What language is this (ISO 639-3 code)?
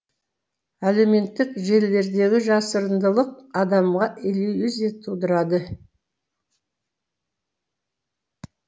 kaz